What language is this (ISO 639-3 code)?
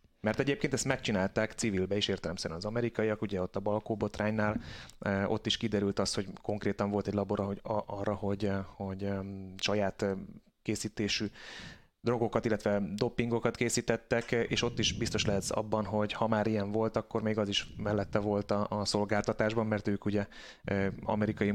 hun